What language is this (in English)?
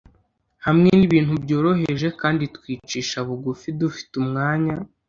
Kinyarwanda